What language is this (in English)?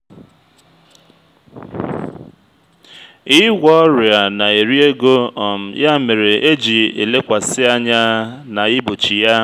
Igbo